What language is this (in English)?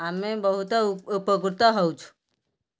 Odia